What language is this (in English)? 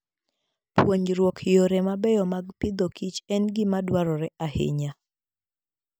Luo (Kenya and Tanzania)